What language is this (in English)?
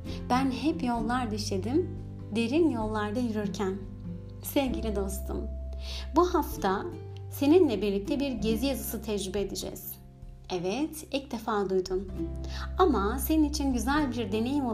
Turkish